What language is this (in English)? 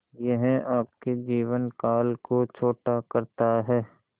Hindi